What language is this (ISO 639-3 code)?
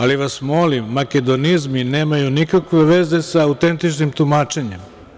srp